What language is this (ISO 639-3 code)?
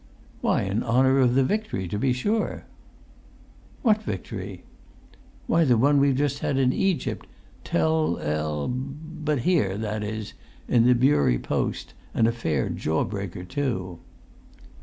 eng